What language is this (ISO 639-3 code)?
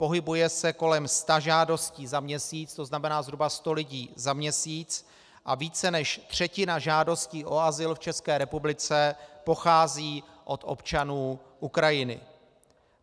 ces